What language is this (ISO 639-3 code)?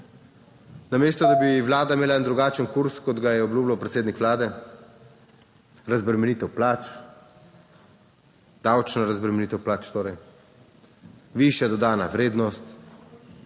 slv